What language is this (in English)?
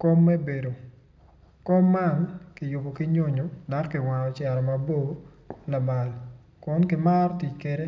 Acoli